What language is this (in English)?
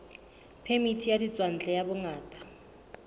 Southern Sotho